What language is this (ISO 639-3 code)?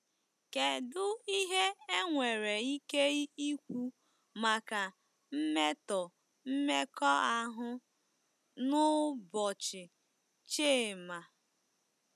ibo